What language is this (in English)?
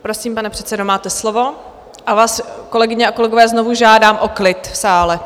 Czech